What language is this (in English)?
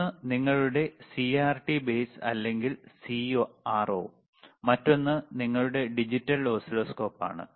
Malayalam